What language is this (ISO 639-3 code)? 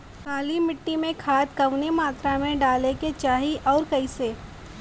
bho